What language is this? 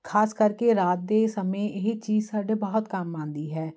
Punjabi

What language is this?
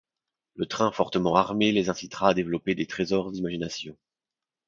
French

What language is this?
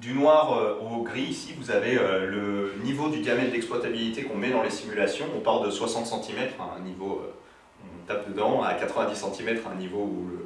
French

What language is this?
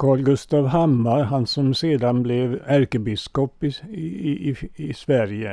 Swedish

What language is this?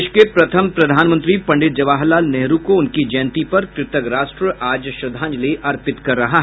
Hindi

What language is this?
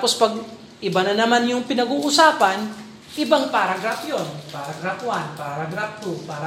Filipino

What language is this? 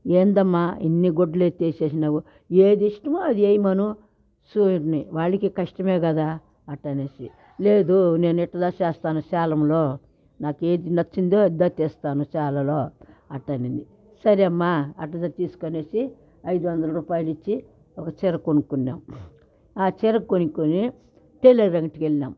Telugu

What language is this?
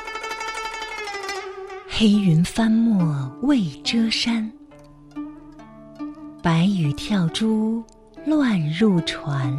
Chinese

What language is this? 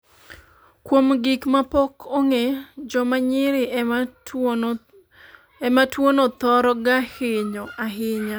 Luo (Kenya and Tanzania)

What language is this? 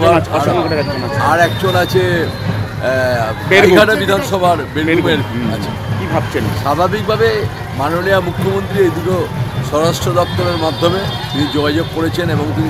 Turkish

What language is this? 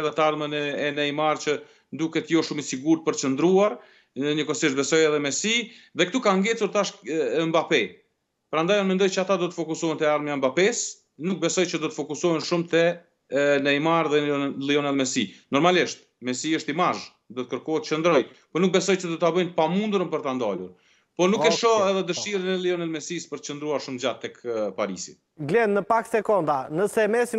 Romanian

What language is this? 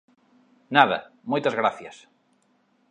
Galician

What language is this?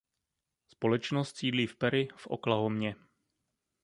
Czech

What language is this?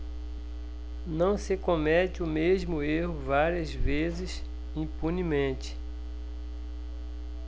Portuguese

